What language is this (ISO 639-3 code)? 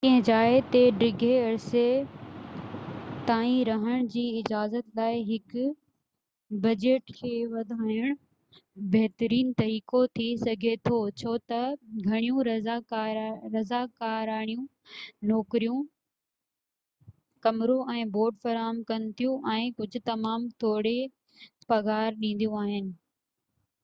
snd